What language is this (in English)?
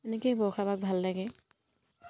Assamese